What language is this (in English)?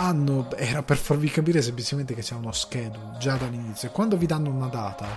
Italian